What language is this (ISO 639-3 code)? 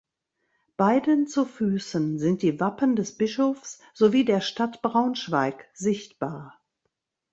deu